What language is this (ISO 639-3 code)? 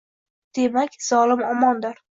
uzb